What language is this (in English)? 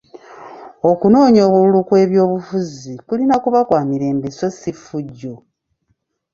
Ganda